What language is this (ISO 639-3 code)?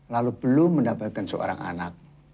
ind